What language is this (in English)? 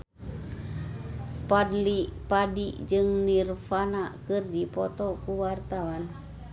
Sundanese